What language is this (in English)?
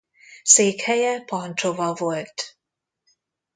Hungarian